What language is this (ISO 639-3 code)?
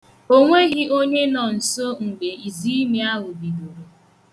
ibo